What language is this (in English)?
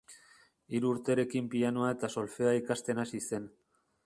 Basque